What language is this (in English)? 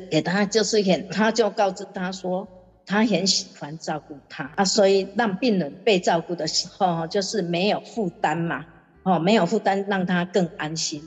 Chinese